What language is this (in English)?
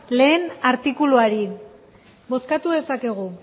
Basque